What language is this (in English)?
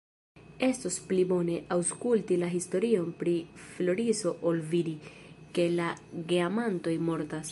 Esperanto